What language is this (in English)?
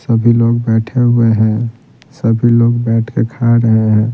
Hindi